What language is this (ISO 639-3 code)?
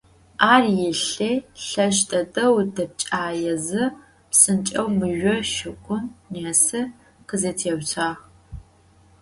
ady